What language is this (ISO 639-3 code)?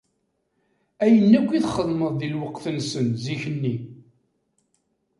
kab